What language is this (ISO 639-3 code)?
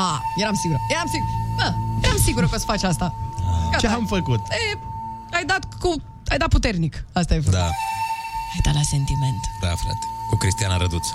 ron